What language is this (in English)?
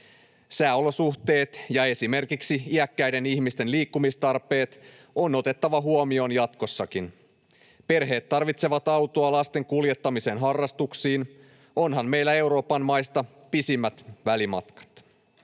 Finnish